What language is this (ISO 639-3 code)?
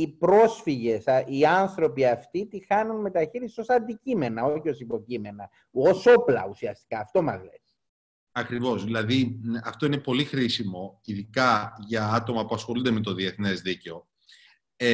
ell